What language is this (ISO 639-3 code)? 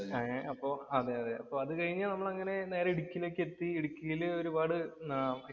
mal